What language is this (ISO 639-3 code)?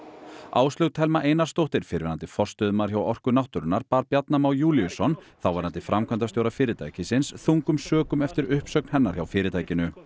isl